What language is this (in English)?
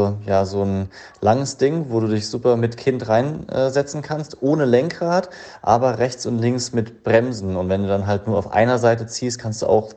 German